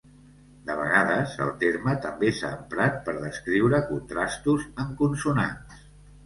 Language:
Catalan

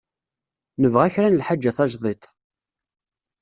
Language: Kabyle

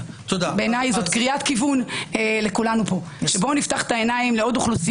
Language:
Hebrew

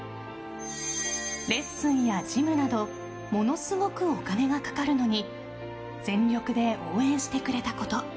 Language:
Japanese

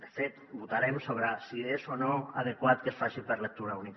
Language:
Catalan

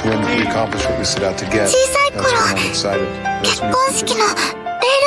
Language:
Japanese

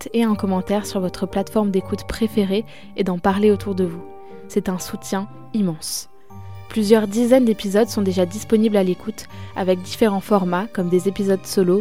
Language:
French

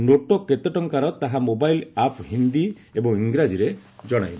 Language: Odia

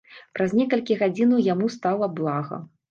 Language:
Belarusian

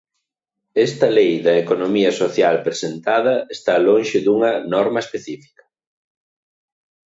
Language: Galician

